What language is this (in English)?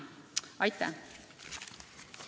Estonian